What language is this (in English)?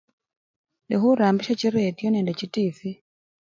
Luyia